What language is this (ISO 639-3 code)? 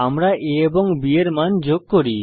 ben